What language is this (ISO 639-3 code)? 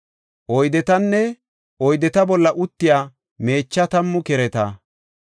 gof